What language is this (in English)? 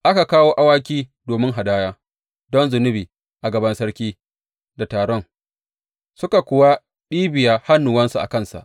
Hausa